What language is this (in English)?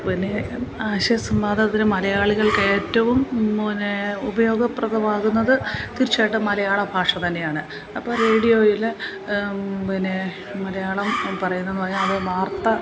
Malayalam